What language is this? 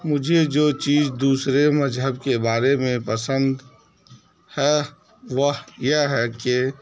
Urdu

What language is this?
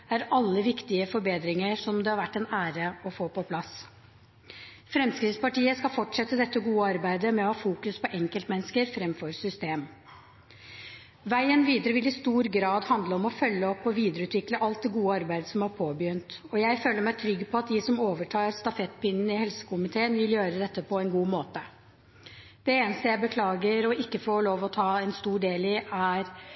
Norwegian Bokmål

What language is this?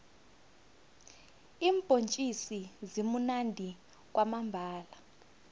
South Ndebele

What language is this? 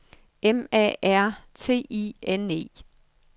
Danish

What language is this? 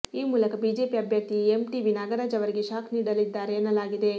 Kannada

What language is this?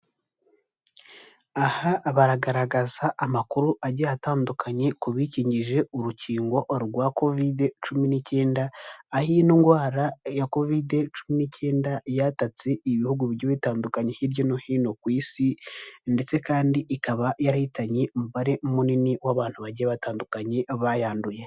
Kinyarwanda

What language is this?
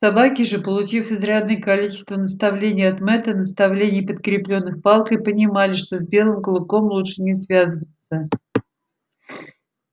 Russian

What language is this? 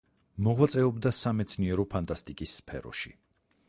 Georgian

